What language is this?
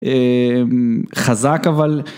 Hebrew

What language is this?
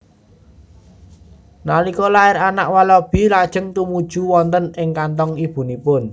Javanese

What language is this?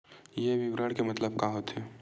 Chhattisgarhi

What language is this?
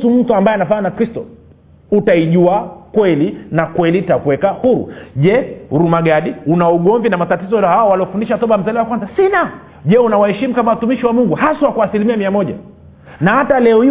Swahili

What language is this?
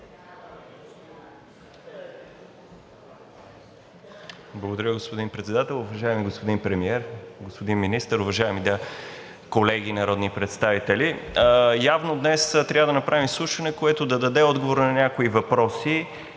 Bulgarian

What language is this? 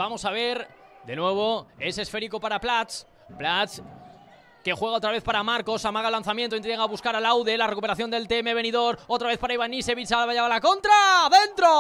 Spanish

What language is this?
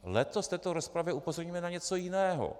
Czech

